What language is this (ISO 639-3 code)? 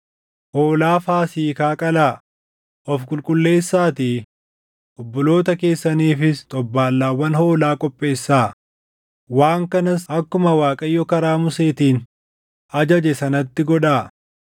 orm